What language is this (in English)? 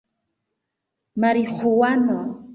Esperanto